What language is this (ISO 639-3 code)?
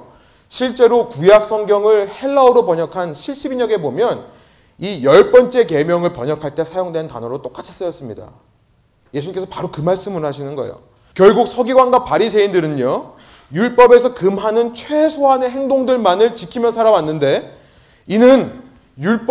kor